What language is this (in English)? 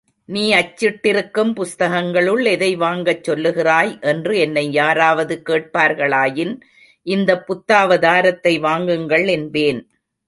Tamil